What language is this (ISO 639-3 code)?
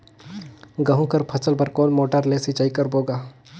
hne